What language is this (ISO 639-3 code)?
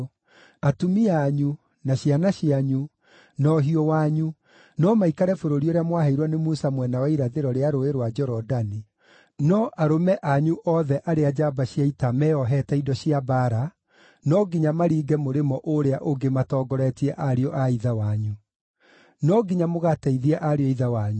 kik